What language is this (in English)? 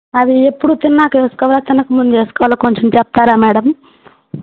Telugu